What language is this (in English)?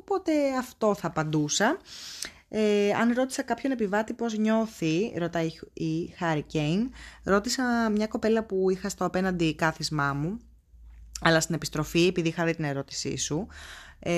Greek